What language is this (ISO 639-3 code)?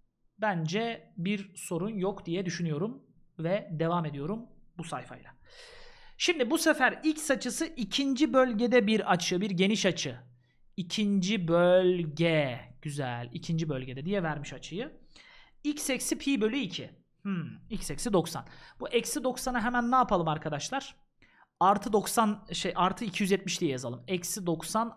tur